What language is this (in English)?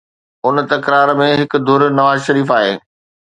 Sindhi